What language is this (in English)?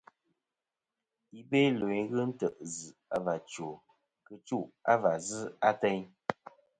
Kom